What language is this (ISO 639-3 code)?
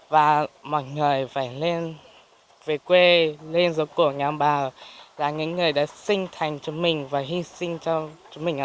vie